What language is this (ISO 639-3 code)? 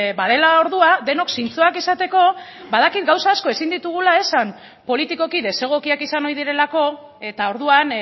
eus